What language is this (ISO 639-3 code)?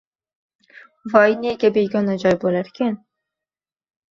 uzb